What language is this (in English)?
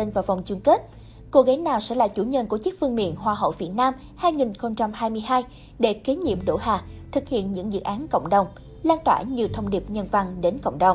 Vietnamese